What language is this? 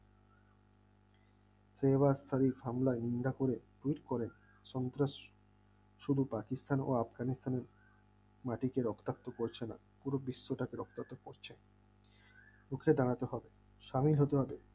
Bangla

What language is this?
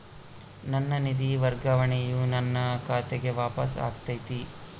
Kannada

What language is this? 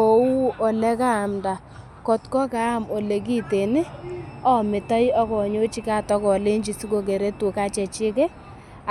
Kalenjin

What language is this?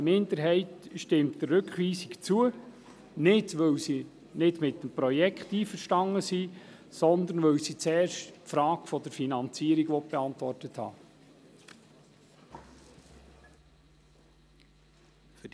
Swiss German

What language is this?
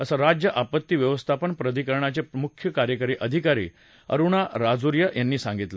Marathi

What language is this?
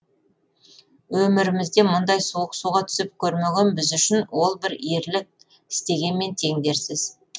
Kazakh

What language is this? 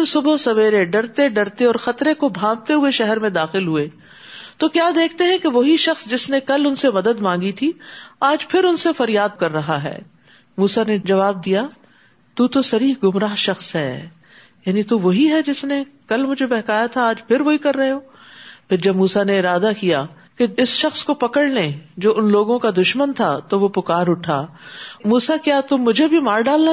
Urdu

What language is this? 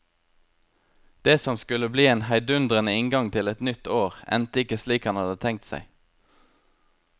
Norwegian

